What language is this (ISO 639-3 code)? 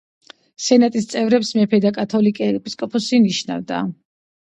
kat